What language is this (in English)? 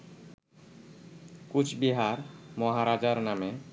Bangla